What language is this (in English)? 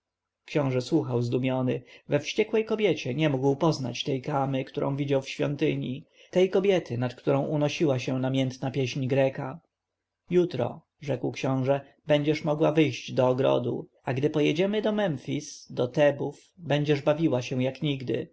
Polish